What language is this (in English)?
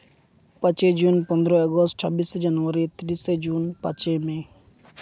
Santali